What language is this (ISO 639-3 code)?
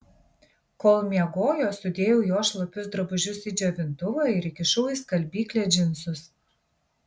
lit